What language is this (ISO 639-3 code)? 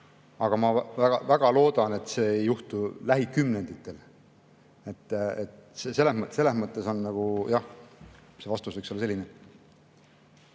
est